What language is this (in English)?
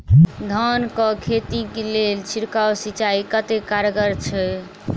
Maithili